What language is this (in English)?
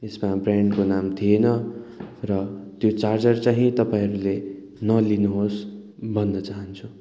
Nepali